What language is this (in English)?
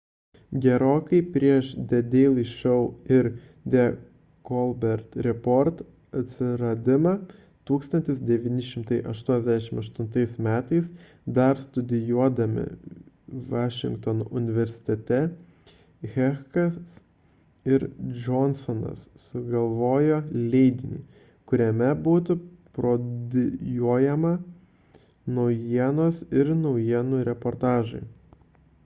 Lithuanian